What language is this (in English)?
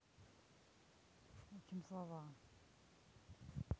Russian